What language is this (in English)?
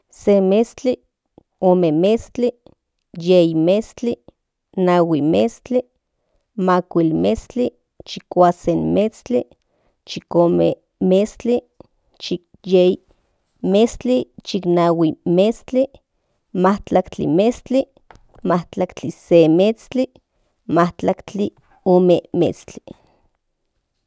Central Nahuatl